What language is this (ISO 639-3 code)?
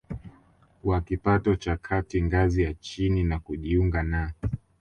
swa